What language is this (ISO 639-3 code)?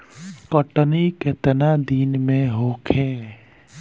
bho